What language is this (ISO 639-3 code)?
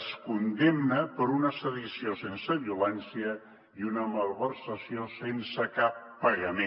cat